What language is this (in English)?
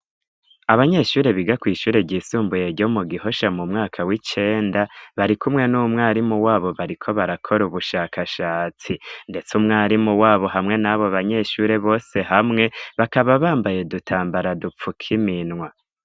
Rundi